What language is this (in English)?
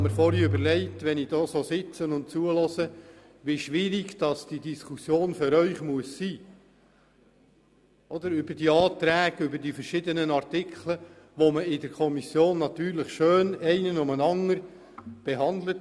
Swiss German